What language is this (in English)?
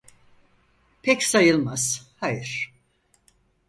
Turkish